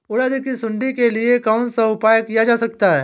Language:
Hindi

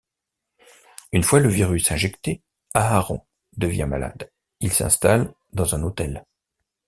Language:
French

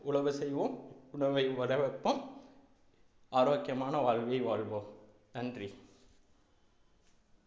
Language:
Tamil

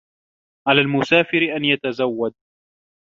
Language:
Arabic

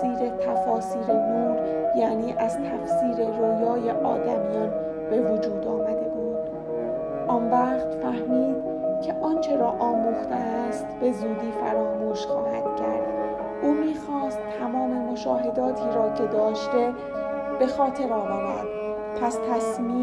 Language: Persian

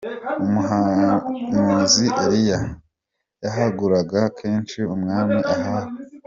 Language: Kinyarwanda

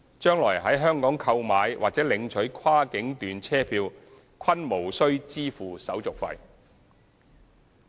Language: Cantonese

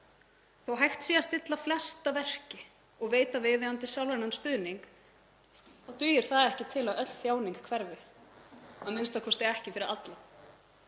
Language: Icelandic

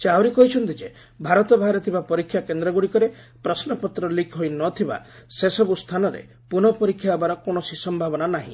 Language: Odia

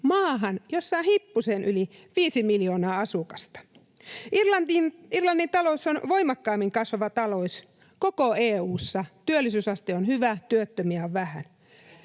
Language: Finnish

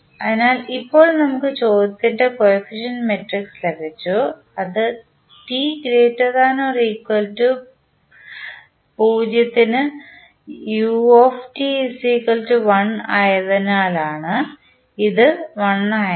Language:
Malayalam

